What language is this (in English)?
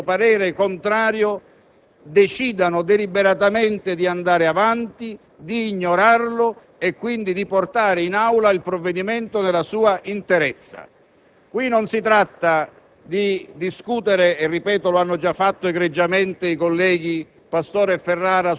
Italian